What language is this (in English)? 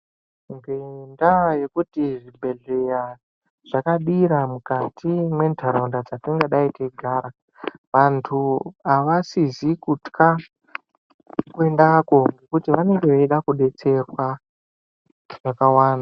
Ndau